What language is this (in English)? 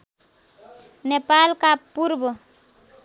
Nepali